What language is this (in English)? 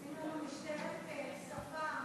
Hebrew